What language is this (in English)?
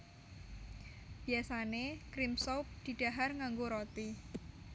Javanese